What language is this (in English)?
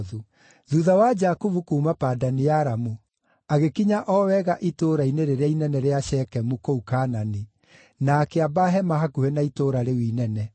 Kikuyu